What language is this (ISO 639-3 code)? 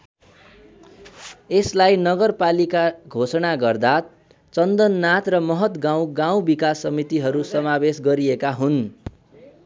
nep